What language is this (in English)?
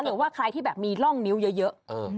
Thai